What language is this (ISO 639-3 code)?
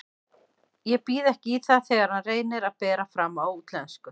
isl